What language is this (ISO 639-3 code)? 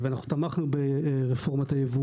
heb